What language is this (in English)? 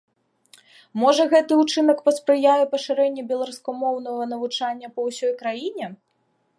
Belarusian